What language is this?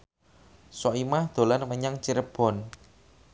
Javanese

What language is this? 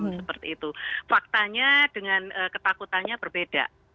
Indonesian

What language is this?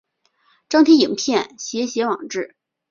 Chinese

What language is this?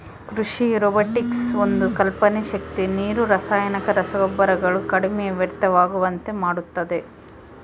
Kannada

